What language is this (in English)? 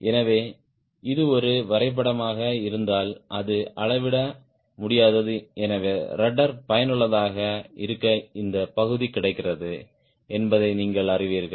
Tamil